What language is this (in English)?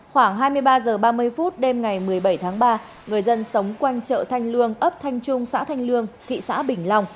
Vietnamese